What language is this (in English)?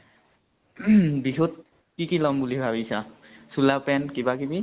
Assamese